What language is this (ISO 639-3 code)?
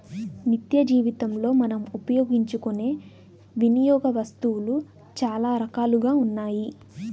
tel